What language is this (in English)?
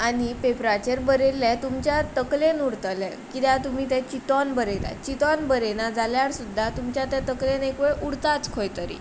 Konkani